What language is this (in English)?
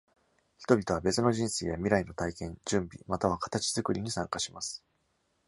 Japanese